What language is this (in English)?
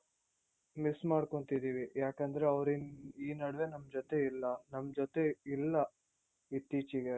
Kannada